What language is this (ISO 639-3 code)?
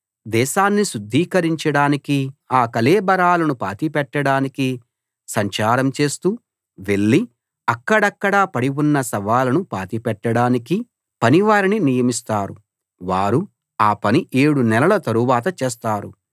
tel